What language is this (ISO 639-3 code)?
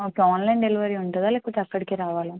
tel